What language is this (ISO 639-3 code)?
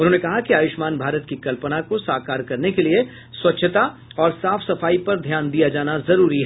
hin